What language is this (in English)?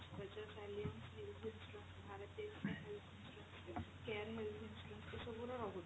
Odia